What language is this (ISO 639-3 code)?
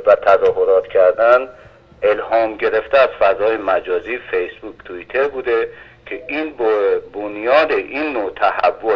fas